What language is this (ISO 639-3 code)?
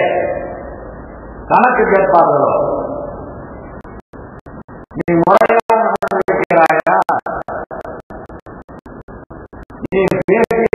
ara